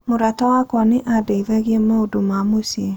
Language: Kikuyu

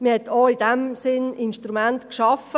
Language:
Swiss German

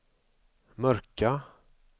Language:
Swedish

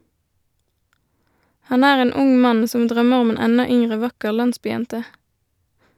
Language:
Norwegian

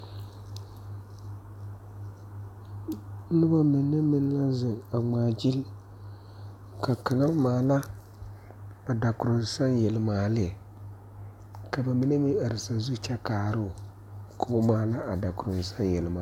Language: Southern Dagaare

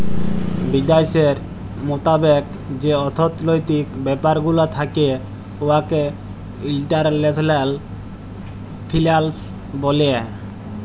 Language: Bangla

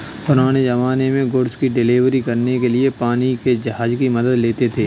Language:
Hindi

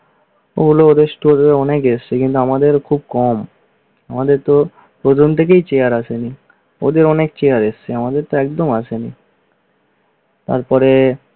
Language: Bangla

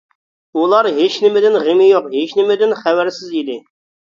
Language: Uyghur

